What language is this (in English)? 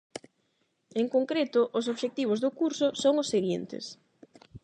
Galician